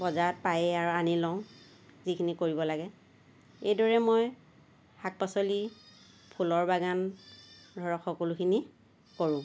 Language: Assamese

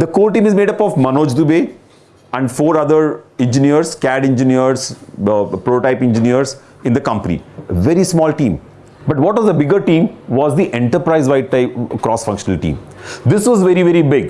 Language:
English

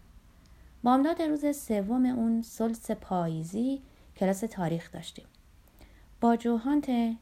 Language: Persian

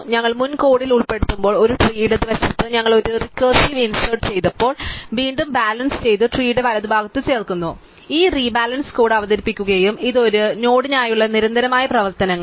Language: Malayalam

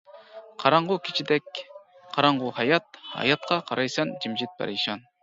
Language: Uyghur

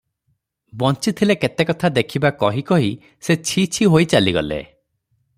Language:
Odia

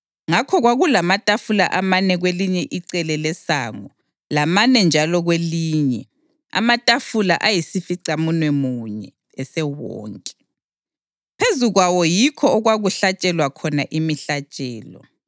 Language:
North Ndebele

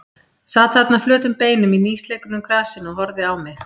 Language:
Icelandic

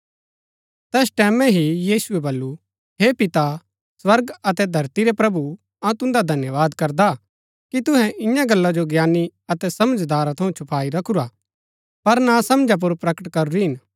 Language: Gaddi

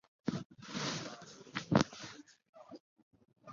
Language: Chinese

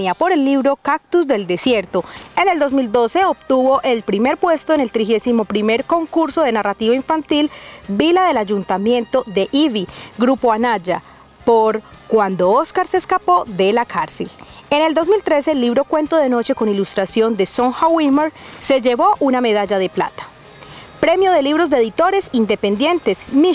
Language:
Spanish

